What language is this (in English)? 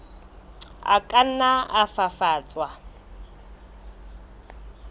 Southern Sotho